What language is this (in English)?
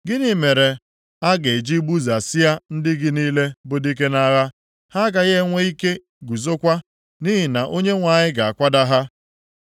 Igbo